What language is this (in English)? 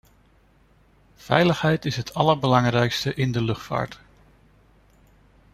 Dutch